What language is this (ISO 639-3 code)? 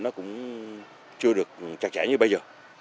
vie